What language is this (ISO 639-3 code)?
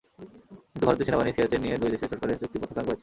ben